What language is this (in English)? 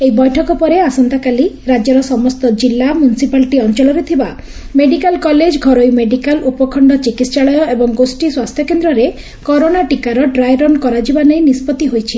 Odia